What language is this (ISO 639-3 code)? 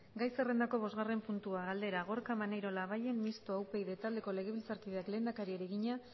eus